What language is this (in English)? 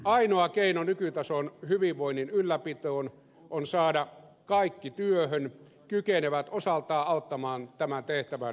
Finnish